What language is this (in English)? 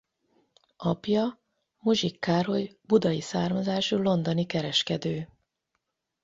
Hungarian